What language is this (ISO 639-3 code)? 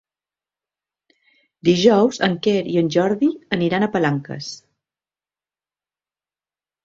cat